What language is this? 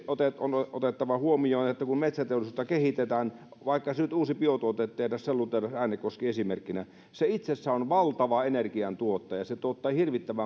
Finnish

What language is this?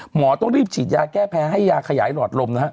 Thai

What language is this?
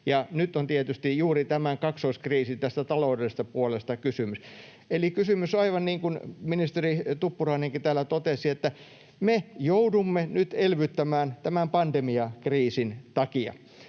Finnish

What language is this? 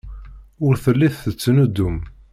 Kabyle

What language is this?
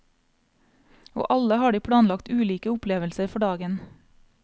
Norwegian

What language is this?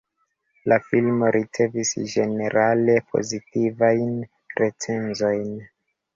Esperanto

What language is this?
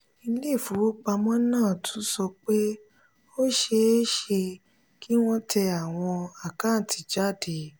Yoruba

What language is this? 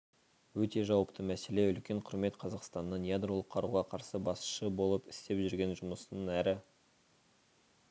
Kazakh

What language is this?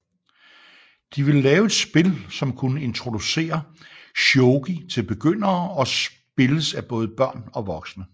Danish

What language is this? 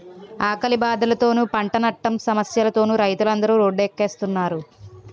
Telugu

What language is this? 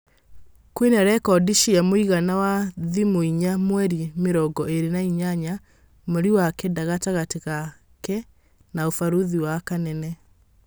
Kikuyu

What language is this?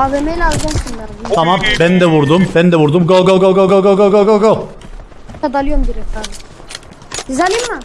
Turkish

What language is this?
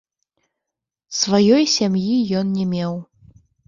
Belarusian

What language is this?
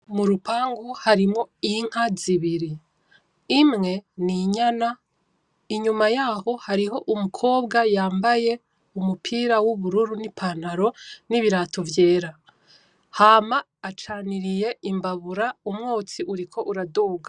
Rundi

